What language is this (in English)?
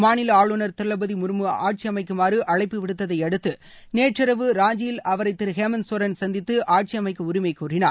Tamil